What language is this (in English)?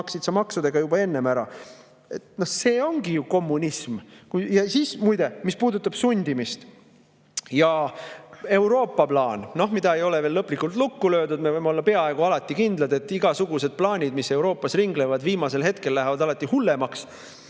Estonian